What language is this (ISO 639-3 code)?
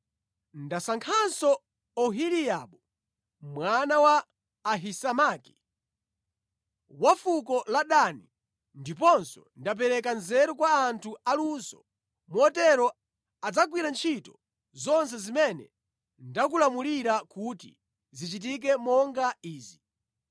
nya